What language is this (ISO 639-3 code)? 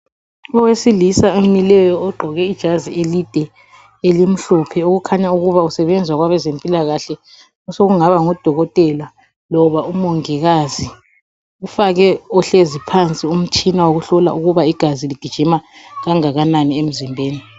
nde